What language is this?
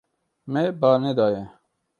Kurdish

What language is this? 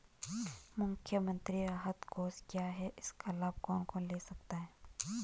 Hindi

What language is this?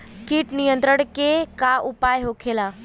Bhojpuri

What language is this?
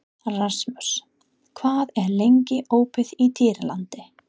Icelandic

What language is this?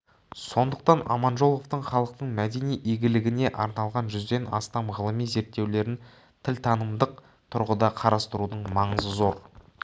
Kazakh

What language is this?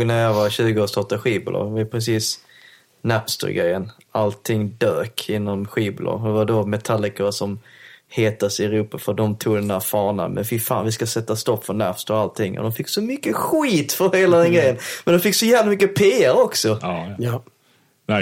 Swedish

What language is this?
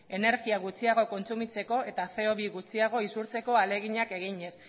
Basque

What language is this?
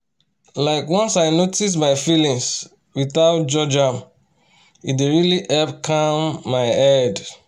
Nigerian Pidgin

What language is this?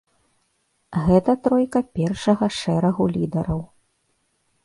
Belarusian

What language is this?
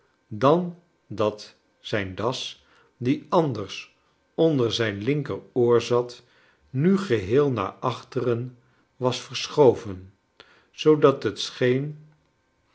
Dutch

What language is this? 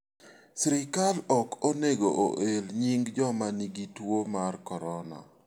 Luo (Kenya and Tanzania)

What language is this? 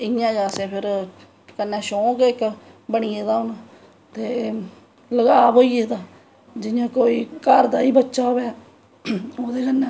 Dogri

